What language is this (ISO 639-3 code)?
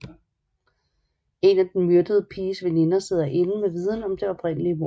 dan